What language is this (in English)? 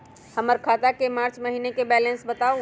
Magahi